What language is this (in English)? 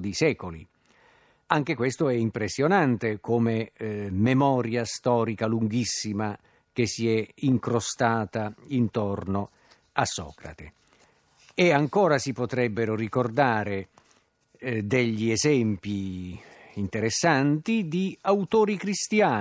Italian